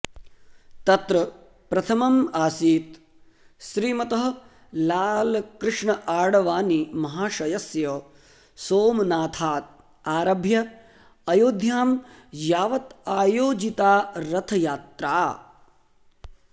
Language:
Sanskrit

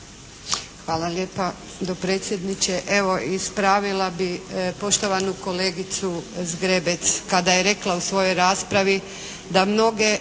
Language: Croatian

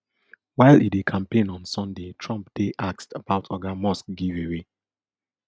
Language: Nigerian Pidgin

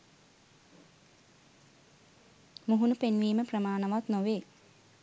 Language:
Sinhala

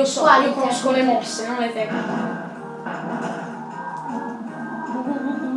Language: Italian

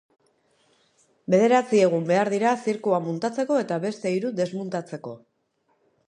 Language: Basque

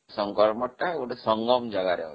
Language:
Odia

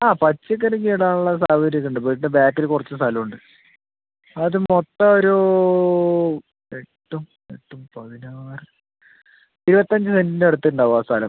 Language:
Malayalam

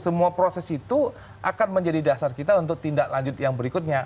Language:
Indonesian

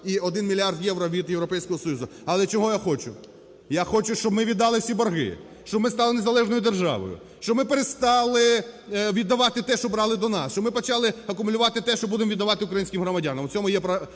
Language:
Ukrainian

